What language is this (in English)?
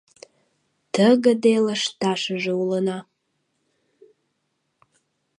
Mari